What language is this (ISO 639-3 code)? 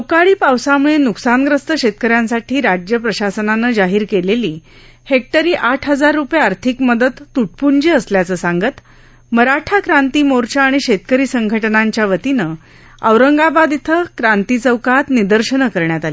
mar